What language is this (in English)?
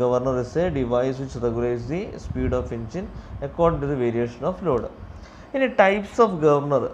Turkish